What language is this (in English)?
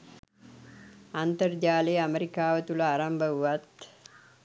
Sinhala